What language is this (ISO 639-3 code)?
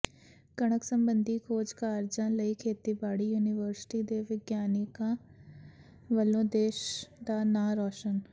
pan